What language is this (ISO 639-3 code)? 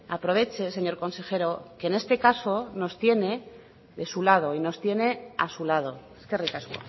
spa